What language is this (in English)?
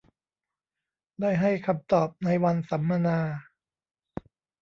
Thai